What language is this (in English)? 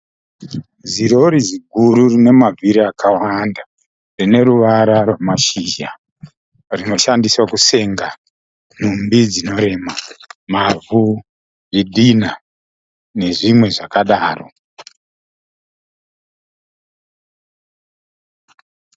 Shona